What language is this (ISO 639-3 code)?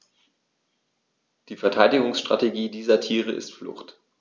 deu